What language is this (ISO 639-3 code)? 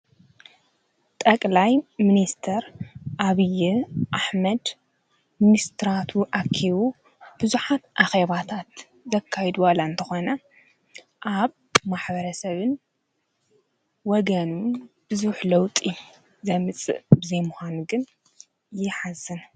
tir